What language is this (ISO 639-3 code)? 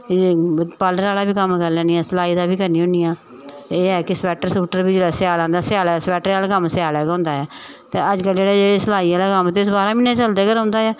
doi